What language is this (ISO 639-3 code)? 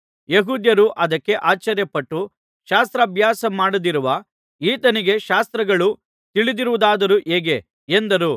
kan